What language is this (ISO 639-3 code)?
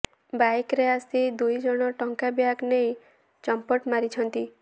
ori